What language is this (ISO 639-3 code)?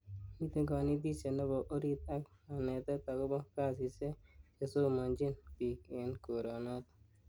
kln